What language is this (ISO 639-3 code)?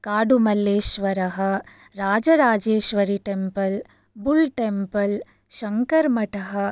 san